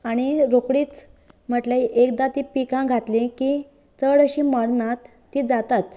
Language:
Konkani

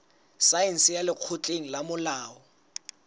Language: Southern Sotho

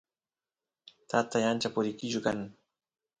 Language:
Santiago del Estero Quichua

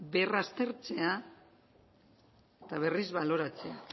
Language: Basque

